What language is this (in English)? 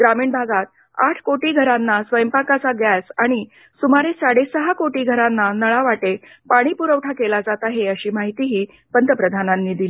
Marathi